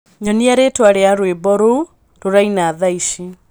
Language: Kikuyu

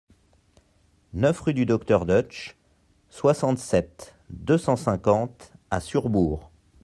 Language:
French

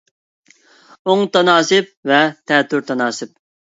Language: Uyghur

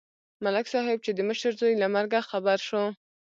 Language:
Pashto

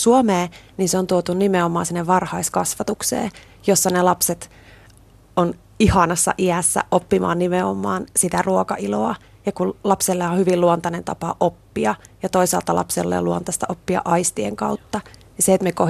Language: Finnish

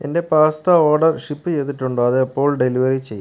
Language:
Malayalam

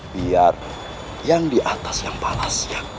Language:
Indonesian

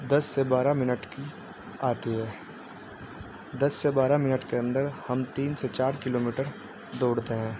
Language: Urdu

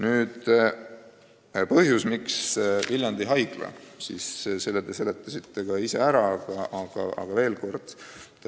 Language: Estonian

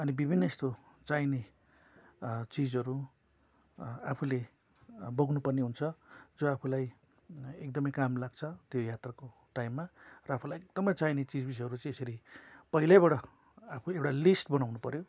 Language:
Nepali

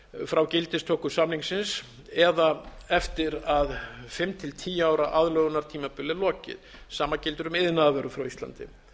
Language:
Icelandic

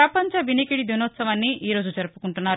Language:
Telugu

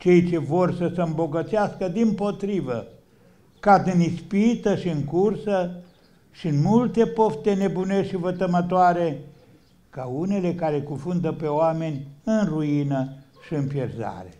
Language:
Romanian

